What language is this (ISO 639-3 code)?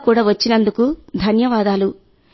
tel